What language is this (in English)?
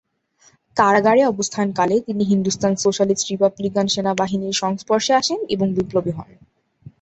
Bangla